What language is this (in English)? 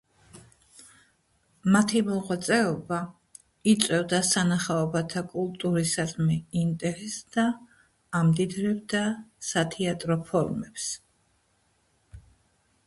Georgian